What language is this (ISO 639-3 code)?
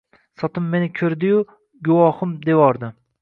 uzb